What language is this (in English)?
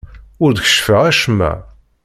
Kabyle